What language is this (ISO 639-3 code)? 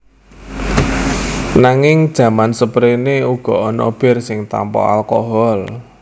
jav